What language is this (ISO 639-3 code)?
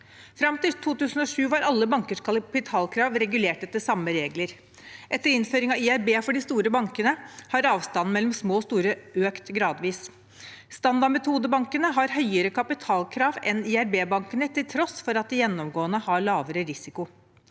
nor